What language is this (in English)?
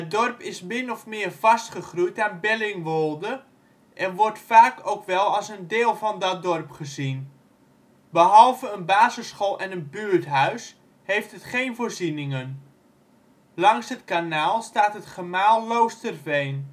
Dutch